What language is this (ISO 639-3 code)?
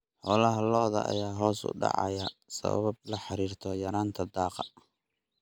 som